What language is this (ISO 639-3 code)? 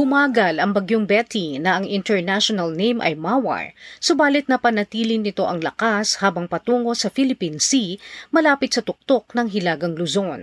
fil